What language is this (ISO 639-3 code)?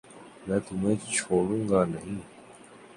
urd